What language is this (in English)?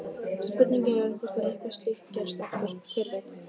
Icelandic